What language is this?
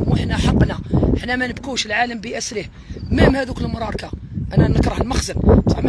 Arabic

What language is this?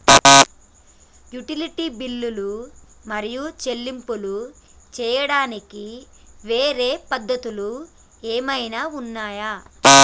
Telugu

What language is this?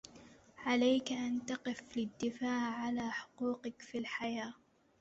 Arabic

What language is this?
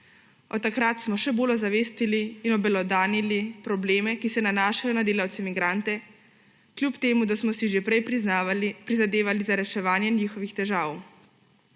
Slovenian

